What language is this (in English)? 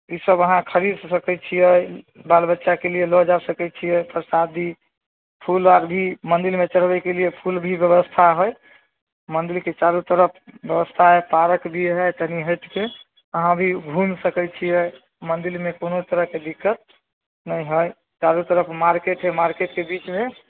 Maithili